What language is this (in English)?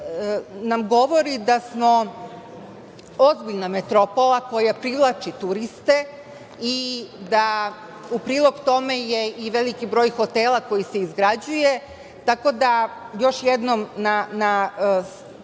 Serbian